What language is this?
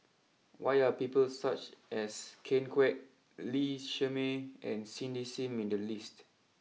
English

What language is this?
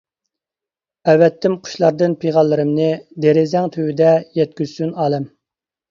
Uyghur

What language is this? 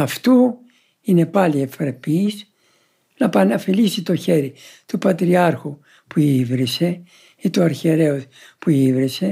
Greek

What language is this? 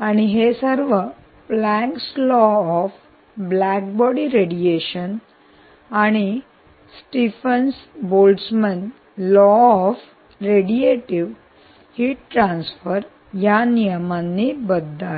Marathi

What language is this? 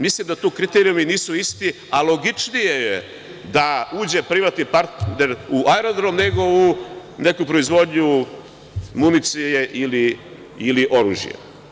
Serbian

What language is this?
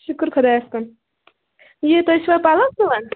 Kashmiri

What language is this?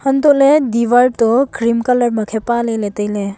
Wancho Naga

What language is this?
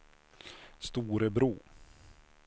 Swedish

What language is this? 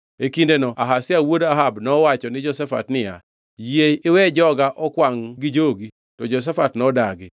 Luo (Kenya and Tanzania)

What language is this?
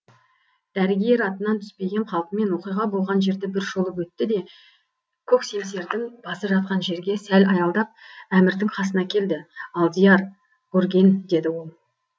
Kazakh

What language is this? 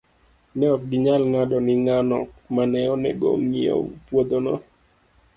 Luo (Kenya and Tanzania)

